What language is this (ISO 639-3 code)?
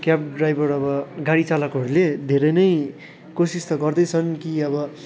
nep